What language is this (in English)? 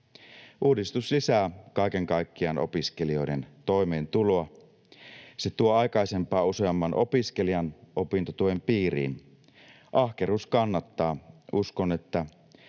Finnish